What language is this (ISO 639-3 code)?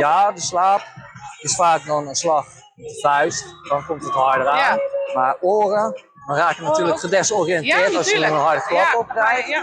nld